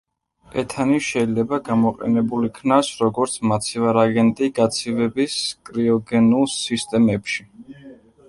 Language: Georgian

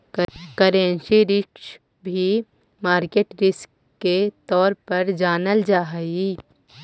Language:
Magahi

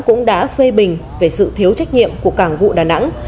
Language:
Vietnamese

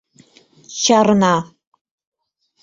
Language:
Mari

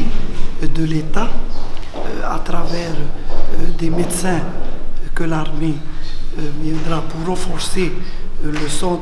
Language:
French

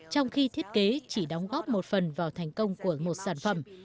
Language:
Vietnamese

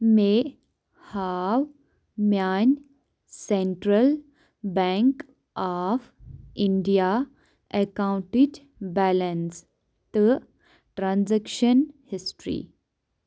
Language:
Kashmiri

